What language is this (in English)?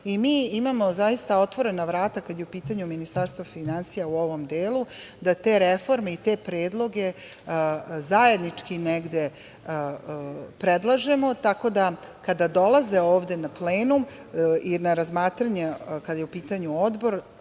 Serbian